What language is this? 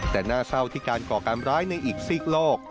Thai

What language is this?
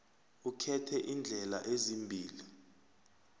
South Ndebele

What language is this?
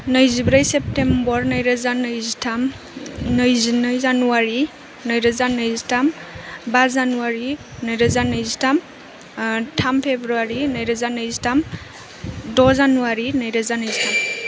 Bodo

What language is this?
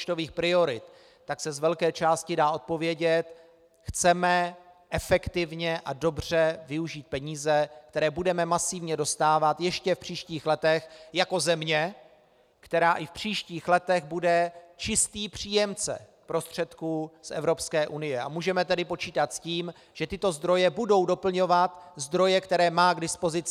Czech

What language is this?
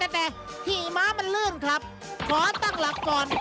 Thai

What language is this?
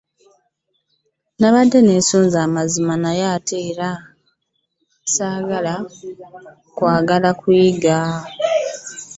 Ganda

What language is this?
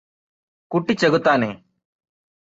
Malayalam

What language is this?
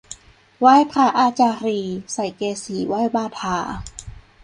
Thai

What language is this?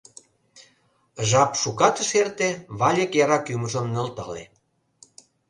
Mari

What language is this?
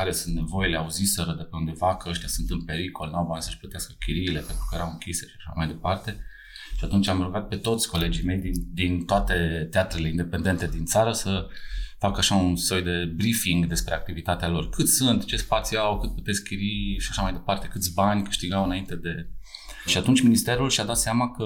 Romanian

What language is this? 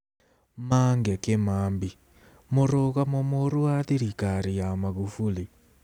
Kikuyu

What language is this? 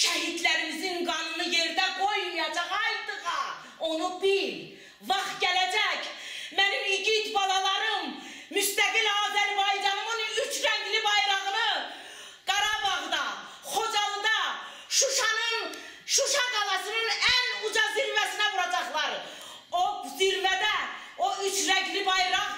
Turkish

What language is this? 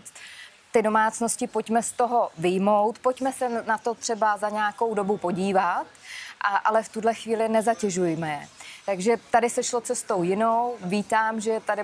Czech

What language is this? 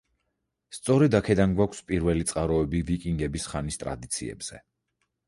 Georgian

